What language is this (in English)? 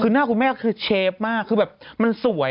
Thai